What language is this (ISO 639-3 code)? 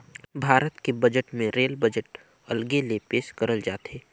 hne